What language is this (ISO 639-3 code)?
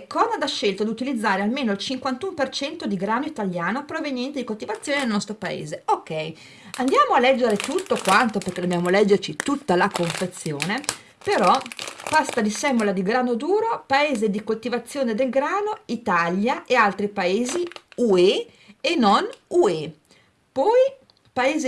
ita